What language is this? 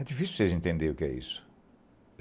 Portuguese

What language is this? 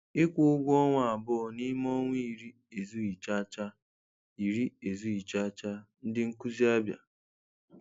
Igbo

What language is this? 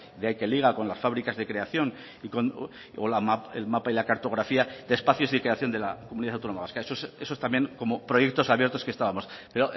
Spanish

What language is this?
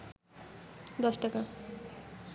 Bangla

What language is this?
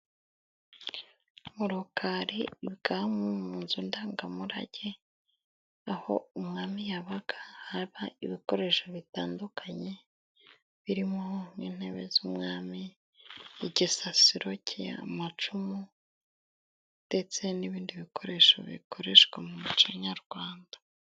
Kinyarwanda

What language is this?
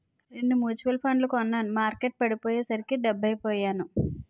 Telugu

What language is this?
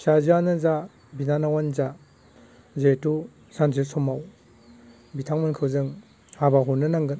Bodo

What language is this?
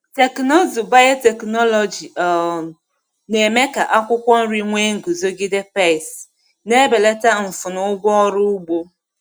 Igbo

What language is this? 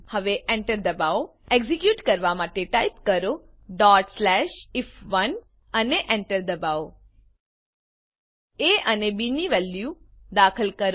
Gujarati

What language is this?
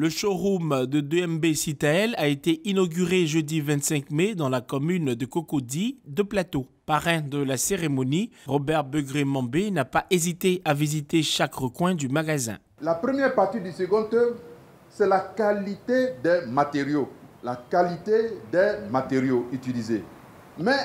French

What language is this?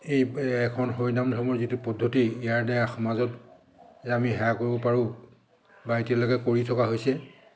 Assamese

